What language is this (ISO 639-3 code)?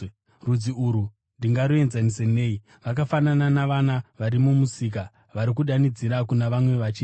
sna